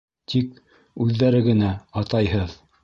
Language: Bashkir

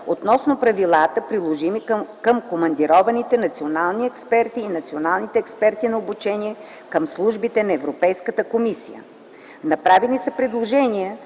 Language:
Bulgarian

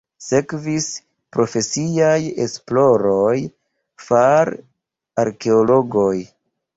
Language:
Esperanto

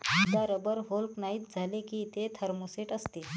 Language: Marathi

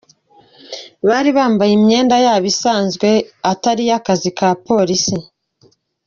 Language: Kinyarwanda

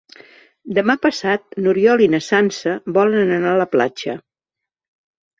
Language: Catalan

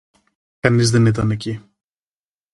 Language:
Greek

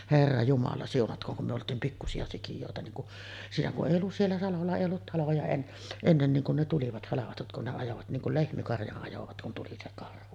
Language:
Finnish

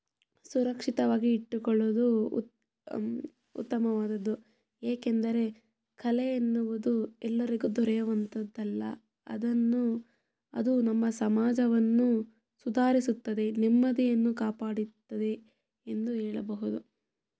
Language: Kannada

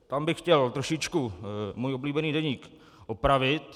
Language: Czech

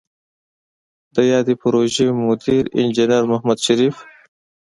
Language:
Pashto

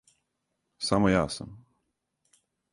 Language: Serbian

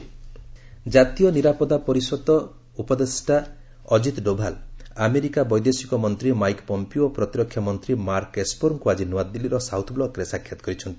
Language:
Odia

